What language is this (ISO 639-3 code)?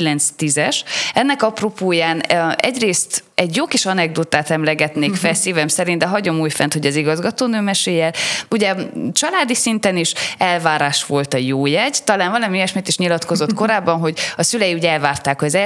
hun